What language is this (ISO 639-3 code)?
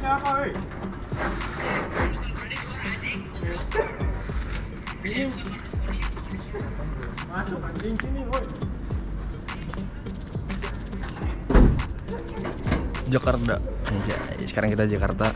ind